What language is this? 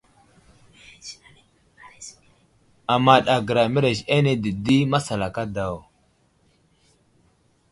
Wuzlam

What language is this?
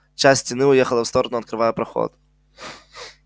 Russian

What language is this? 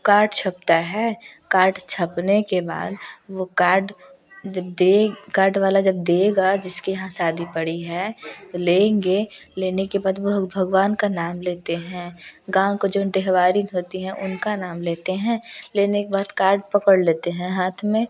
Hindi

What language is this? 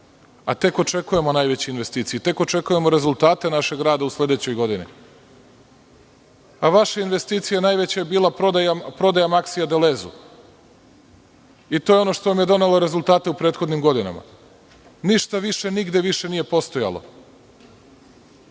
Serbian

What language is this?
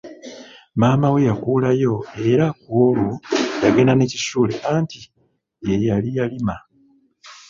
Ganda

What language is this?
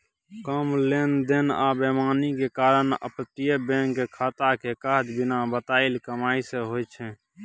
Maithili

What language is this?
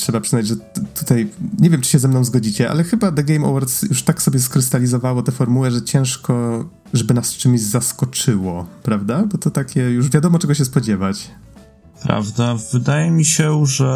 Polish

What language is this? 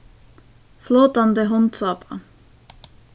Faroese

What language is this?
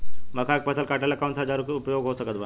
Bhojpuri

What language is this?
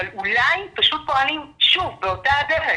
Hebrew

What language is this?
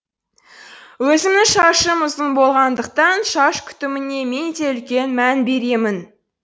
Kazakh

